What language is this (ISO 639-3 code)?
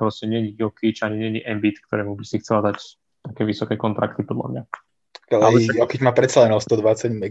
slk